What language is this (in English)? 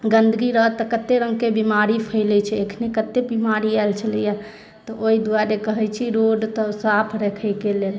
Maithili